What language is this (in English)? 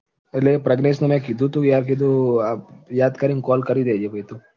Gujarati